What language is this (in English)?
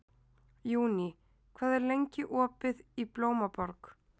Icelandic